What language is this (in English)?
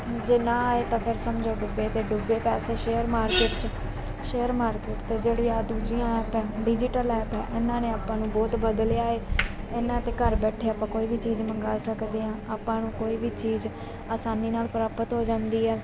Punjabi